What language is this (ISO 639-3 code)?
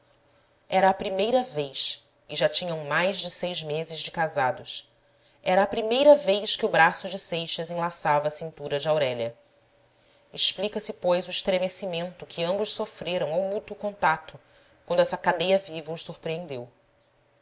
por